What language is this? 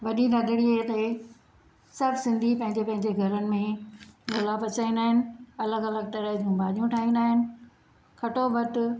Sindhi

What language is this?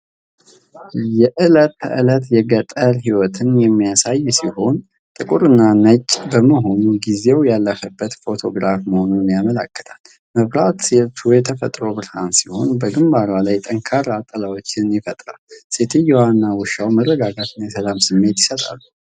Amharic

